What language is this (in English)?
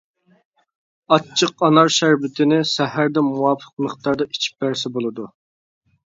Uyghur